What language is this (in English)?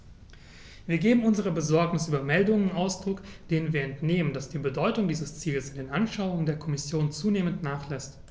German